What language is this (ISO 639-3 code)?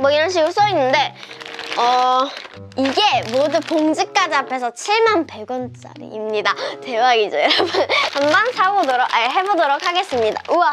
kor